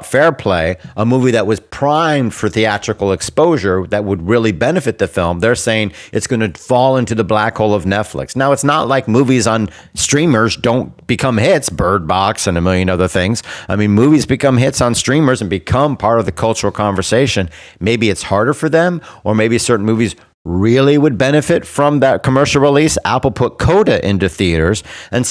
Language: English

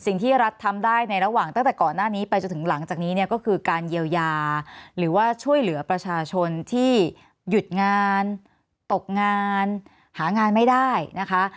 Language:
Thai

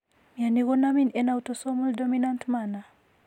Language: Kalenjin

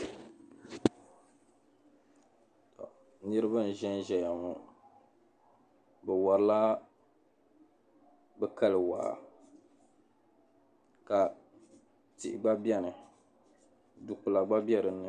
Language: Dagbani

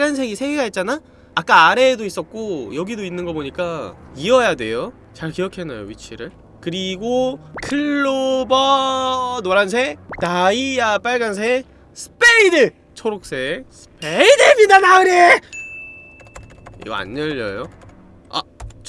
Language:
Korean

